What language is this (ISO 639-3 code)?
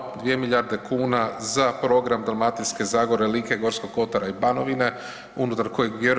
hrv